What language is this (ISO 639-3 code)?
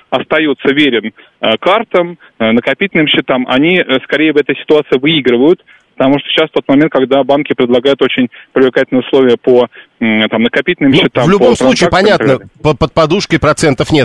rus